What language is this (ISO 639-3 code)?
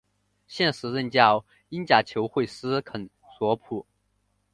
zho